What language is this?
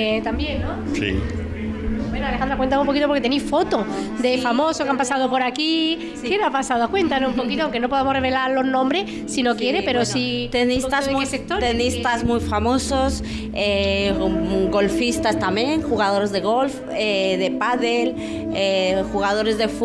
Spanish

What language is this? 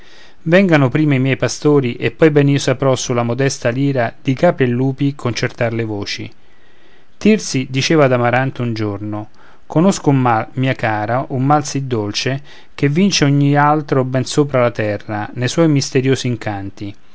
Italian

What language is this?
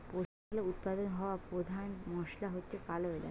Bangla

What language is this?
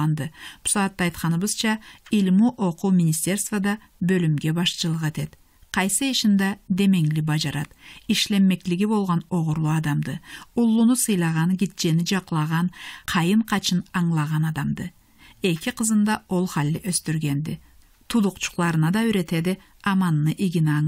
Turkish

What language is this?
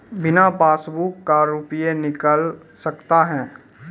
Maithili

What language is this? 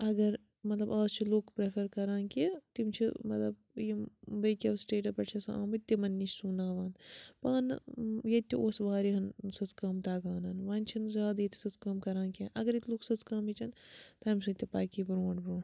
Kashmiri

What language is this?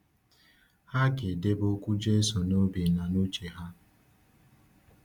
Igbo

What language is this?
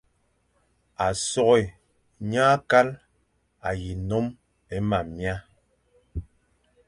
Fang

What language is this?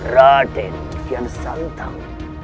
Indonesian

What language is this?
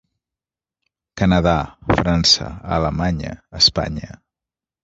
Catalan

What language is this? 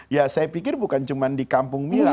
Indonesian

